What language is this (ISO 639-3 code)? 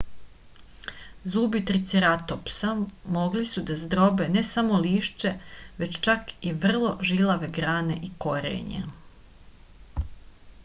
srp